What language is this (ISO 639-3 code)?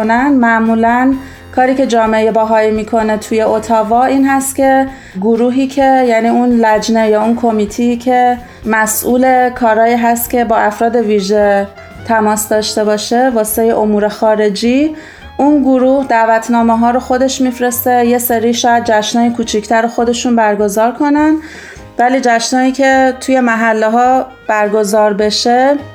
fas